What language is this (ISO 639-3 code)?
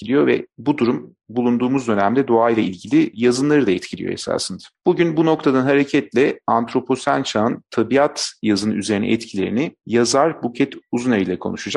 tur